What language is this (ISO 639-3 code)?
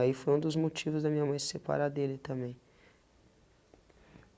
por